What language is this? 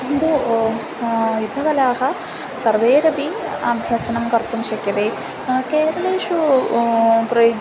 Sanskrit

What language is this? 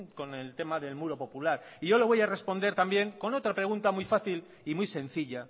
Spanish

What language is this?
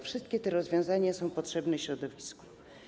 Polish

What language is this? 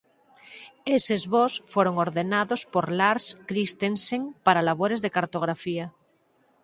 Galician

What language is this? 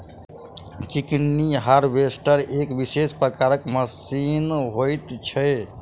Maithili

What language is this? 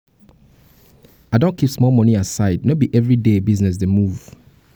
Nigerian Pidgin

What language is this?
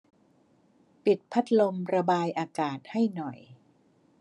Thai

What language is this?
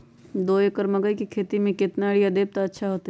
Magahi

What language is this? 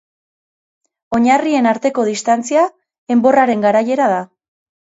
Basque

